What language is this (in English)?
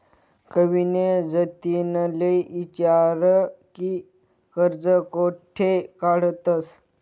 Marathi